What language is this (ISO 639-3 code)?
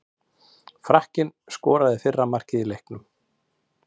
isl